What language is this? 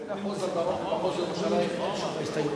Hebrew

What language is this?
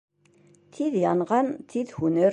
Bashkir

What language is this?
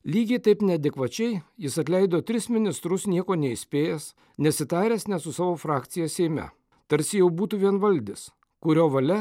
Lithuanian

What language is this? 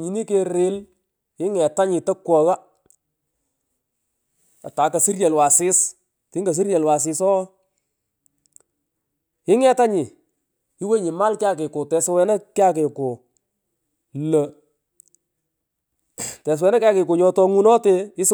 Pökoot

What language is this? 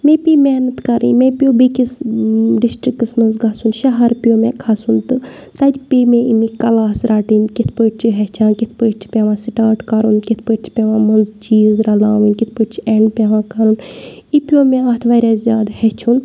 Kashmiri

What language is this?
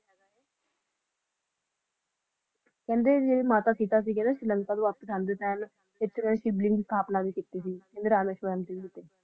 Punjabi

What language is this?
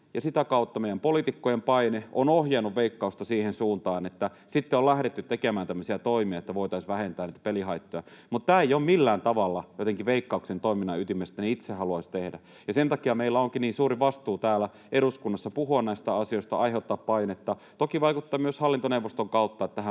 Finnish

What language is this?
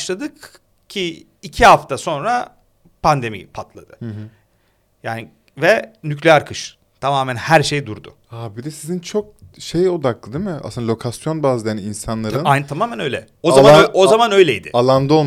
Turkish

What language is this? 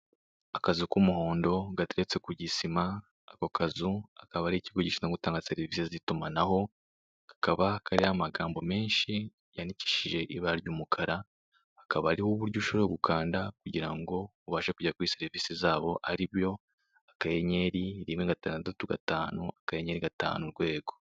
Kinyarwanda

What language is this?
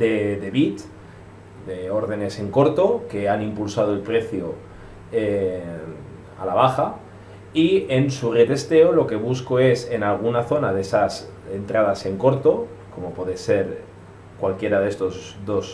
Spanish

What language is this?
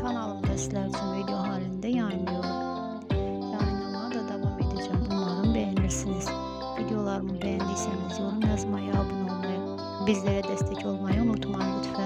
Turkish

